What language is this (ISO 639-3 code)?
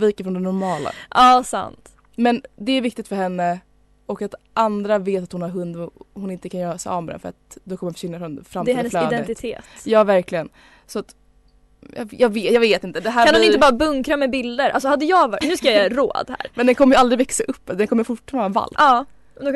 swe